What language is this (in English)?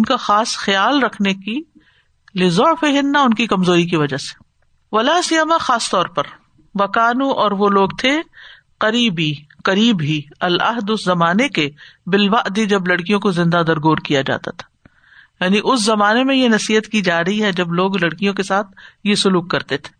Urdu